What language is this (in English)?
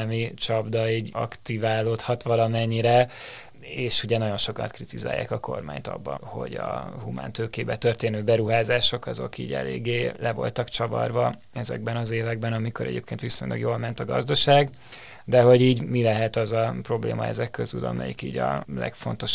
Hungarian